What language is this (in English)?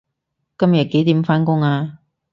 Cantonese